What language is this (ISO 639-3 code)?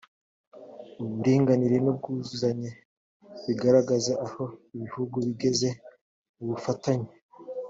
kin